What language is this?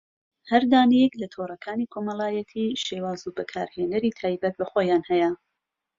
Central Kurdish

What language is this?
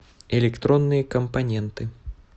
Russian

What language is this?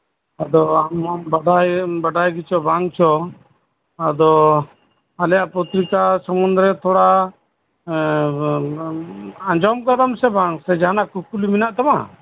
Santali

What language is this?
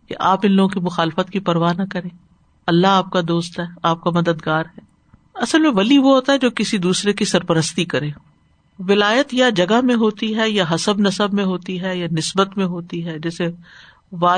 Urdu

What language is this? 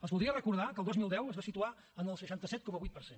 Catalan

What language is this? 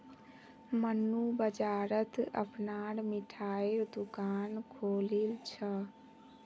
Magahi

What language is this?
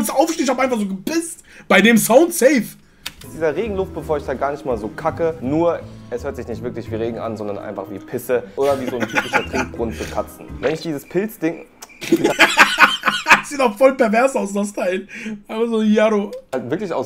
German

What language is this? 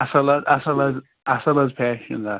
Kashmiri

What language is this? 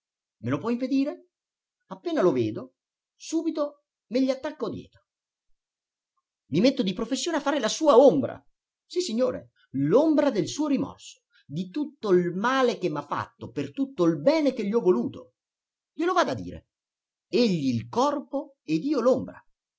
Italian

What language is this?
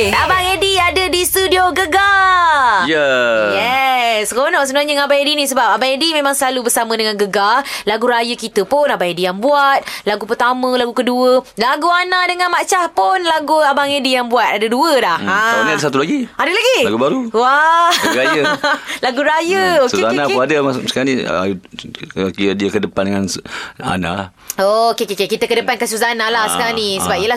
Malay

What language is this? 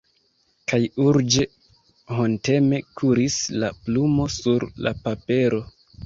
Esperanto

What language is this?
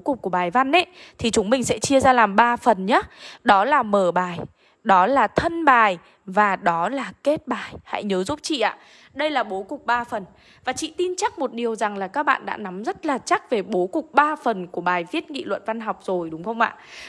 Vietnamese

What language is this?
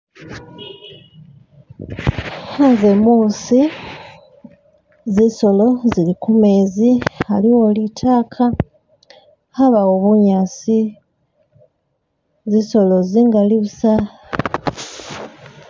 Masaaba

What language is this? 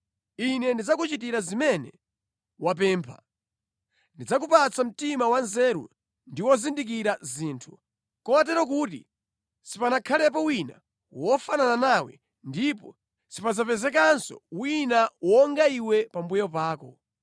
Nyanja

